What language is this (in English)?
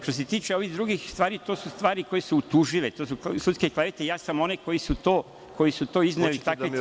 Serbian